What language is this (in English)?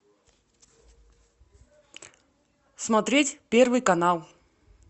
Russian